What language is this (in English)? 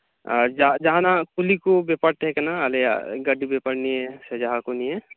Santali